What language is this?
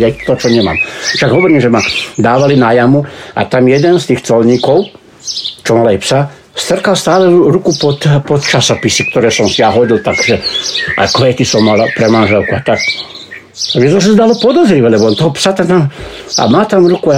Slovak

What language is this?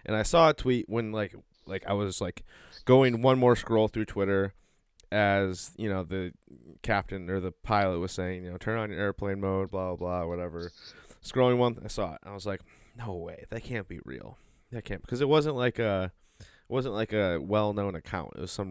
English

